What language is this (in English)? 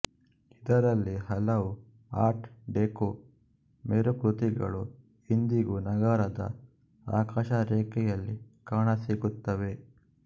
Kannada